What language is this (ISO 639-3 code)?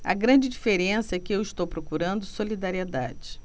por